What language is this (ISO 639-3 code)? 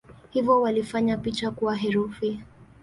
swa